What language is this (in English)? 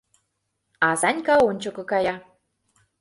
Mari